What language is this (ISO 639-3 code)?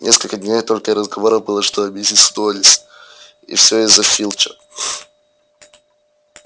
rus